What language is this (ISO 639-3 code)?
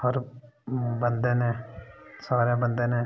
doi